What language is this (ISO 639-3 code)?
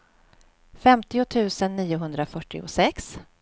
swe